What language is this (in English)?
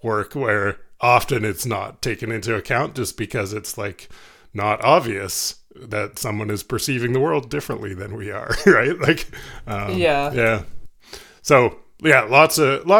English